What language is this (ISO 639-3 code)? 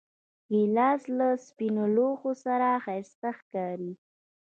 pus